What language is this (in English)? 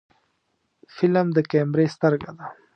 Pashto